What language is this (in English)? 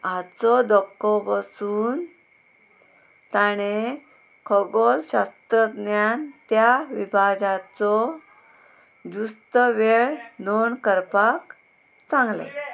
Konkani